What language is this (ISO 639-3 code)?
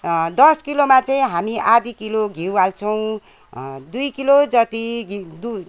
nep